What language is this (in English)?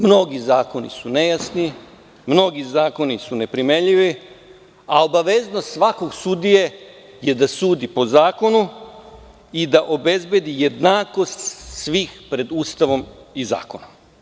Serbian